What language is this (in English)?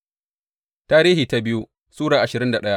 Hausa